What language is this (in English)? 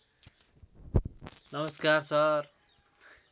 Nepali